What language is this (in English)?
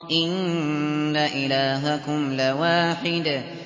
Arabic